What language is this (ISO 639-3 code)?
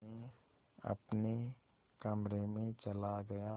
hin